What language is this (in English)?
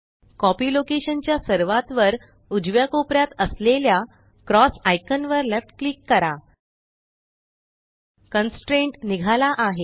Marathi